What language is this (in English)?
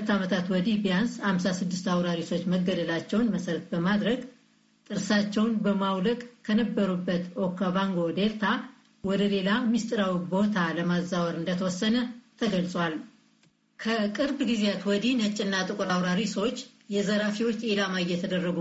Amharic